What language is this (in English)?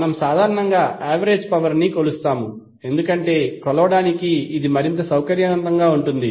Telugu